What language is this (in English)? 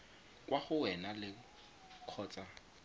Tswana